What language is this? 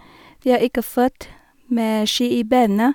Norwegian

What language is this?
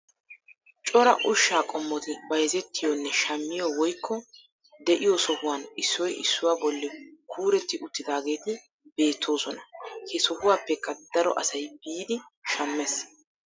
Wolaytta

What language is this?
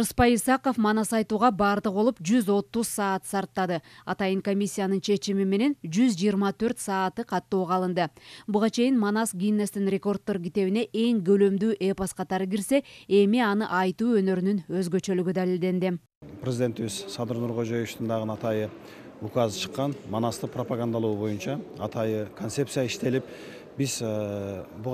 Turkish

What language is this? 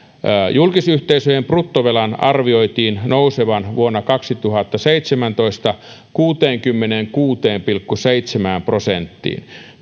Finnish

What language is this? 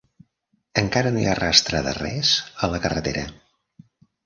Catalan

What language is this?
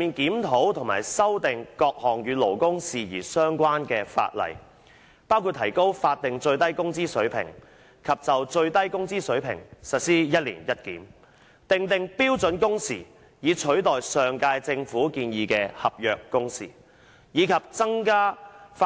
Cantonese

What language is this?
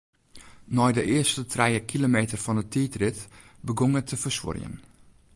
Western Frisian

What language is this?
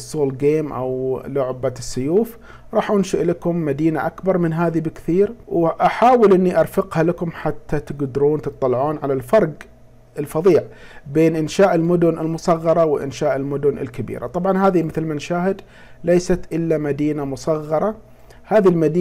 Arabic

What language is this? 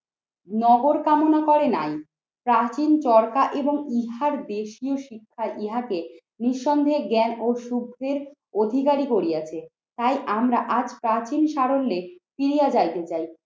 Bangla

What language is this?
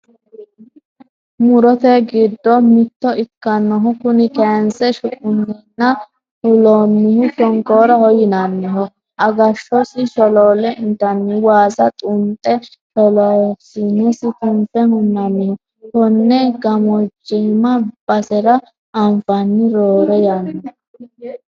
Sidamo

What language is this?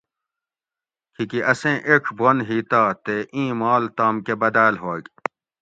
Gawri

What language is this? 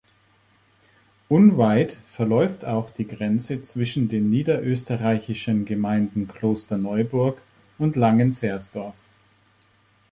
German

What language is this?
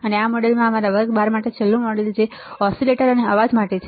Gujarati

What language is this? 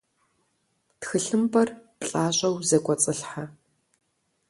Kabardian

